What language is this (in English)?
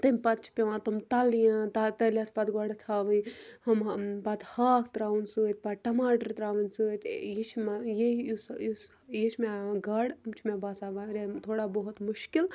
Kashmiri